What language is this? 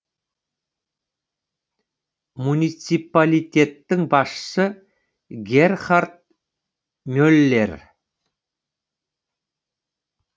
Kazakh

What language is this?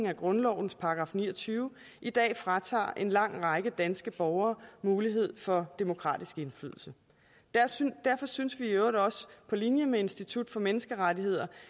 Danish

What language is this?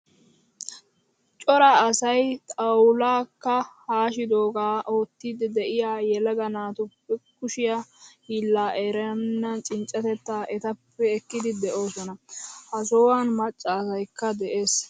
Wolaytta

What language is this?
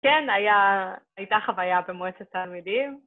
Hebrew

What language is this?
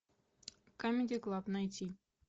Russian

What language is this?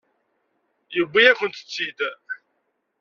Kabyle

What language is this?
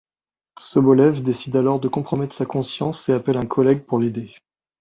French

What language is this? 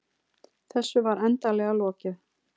Icelandic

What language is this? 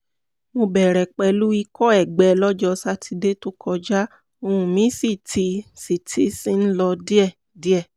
Yoruba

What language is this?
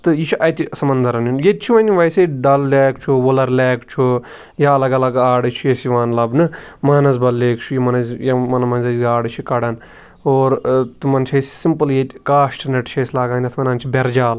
Kashmiri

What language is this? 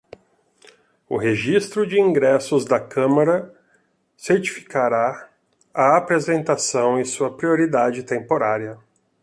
Portuguese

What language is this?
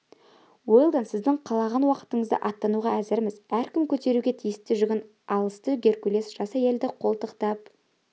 Kazakh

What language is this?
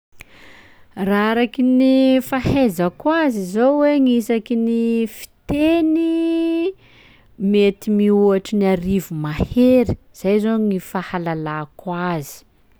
Sakalava Malagasy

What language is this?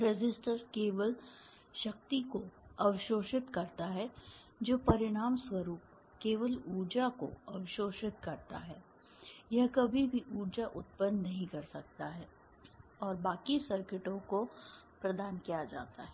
Hindi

